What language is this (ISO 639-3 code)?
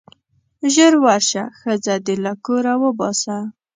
pus